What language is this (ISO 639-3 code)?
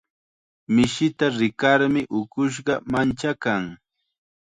qxa